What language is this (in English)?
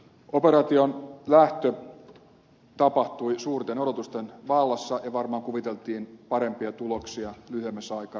Finnish